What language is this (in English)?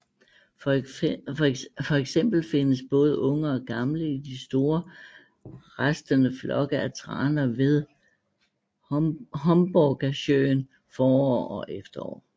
Danish